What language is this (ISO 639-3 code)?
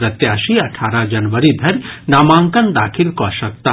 mai